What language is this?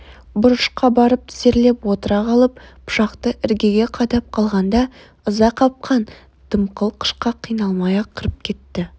Kazakh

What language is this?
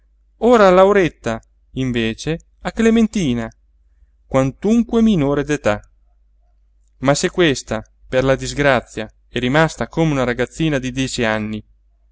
Italian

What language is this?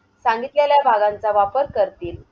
Marathi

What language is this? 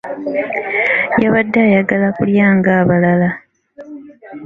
Ganda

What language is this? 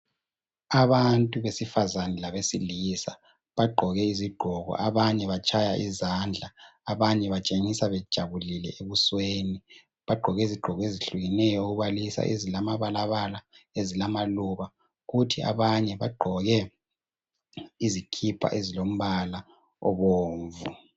North Ndebele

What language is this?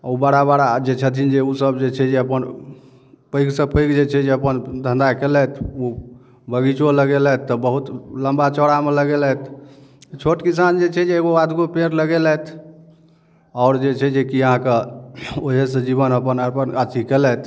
Maithili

